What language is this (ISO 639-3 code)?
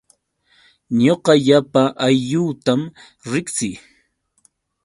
qux